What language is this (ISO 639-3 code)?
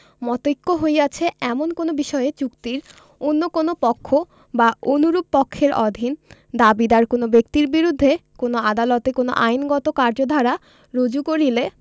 ben